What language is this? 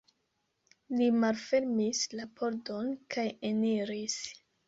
Esperanto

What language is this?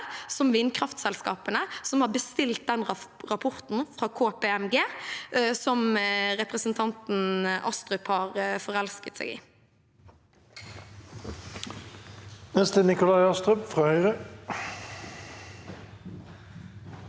Norwegian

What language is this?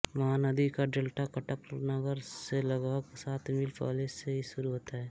Hindi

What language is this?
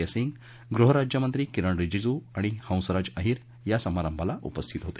Marathi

